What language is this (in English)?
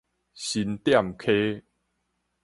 Min Nan Chinese